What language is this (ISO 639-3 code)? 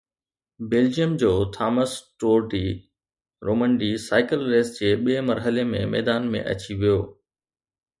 snd